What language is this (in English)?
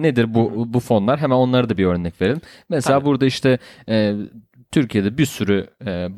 Turkish